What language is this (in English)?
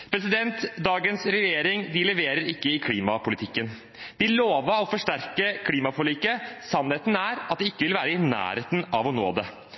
Norwegian Bokmål